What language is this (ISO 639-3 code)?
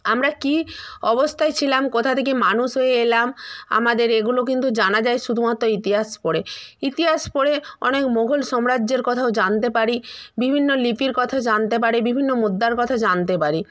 ben